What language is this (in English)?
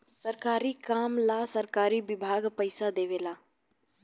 Bhojpuri